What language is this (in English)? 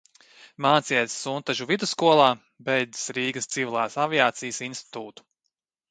Latvian